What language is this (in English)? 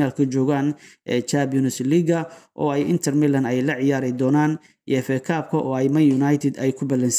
Arabic